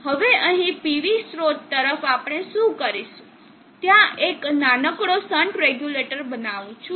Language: Gujarati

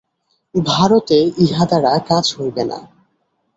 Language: Bangla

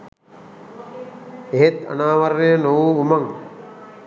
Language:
Sinhala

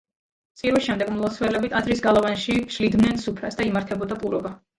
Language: Georgian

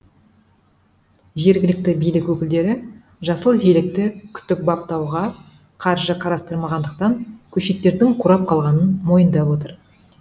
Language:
Kazakh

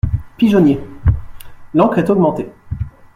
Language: French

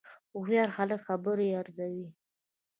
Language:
Pashto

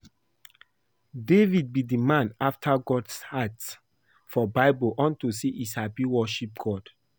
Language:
Nigerian Pidgin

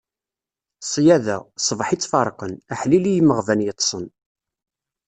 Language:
Kabyle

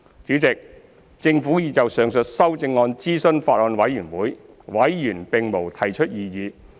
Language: Cantonese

